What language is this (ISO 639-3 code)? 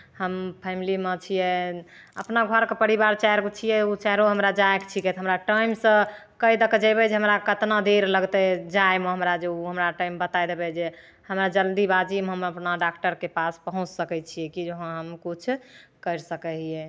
mai